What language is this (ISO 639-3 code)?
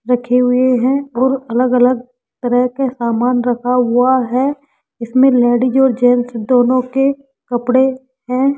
hin